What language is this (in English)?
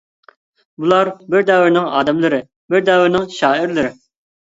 Uyghur